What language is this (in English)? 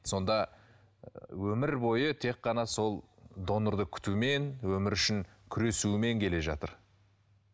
Kazakh